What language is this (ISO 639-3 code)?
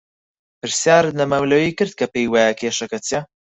ckb